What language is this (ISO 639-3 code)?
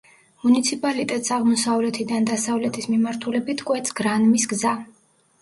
kat